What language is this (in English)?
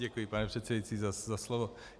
Czech